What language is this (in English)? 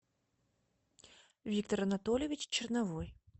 Russian